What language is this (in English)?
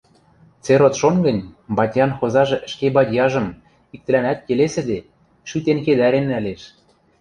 Western Mari